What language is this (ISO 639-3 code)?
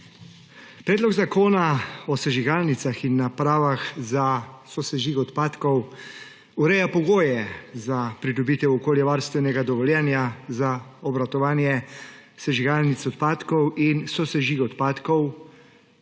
slv